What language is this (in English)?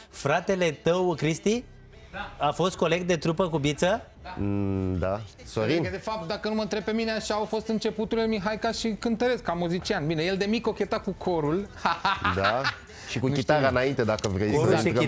Romanian